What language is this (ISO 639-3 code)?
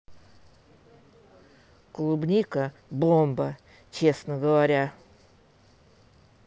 rus